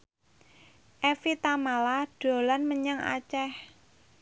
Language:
Javanese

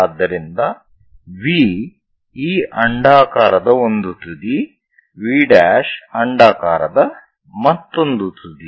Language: Kannada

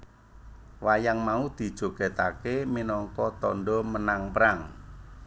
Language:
Javanese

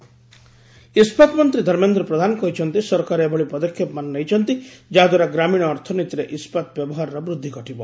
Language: Odia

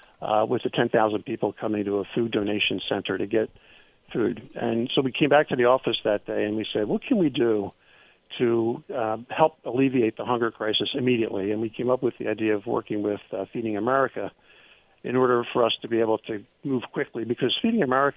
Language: English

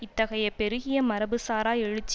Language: Tamil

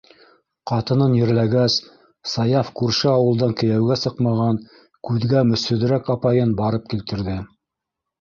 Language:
Bashkir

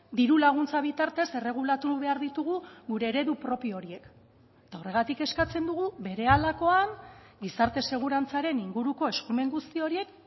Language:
Basque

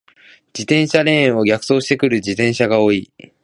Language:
Japanese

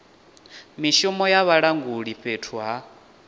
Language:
Venda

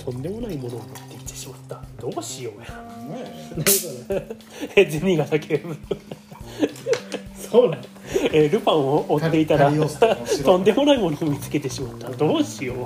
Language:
Japanese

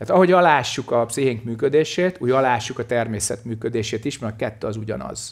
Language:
Hungarian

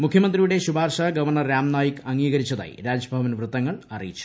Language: Malayalam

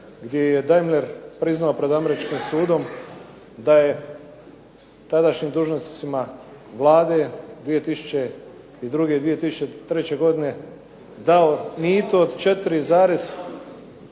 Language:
Croatian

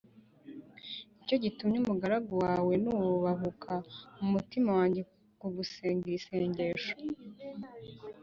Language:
Kinyarwanda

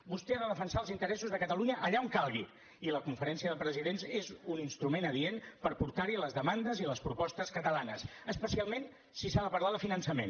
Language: Catalan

